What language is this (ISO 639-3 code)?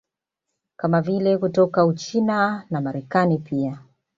swa